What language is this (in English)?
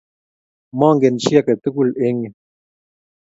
Kalenjin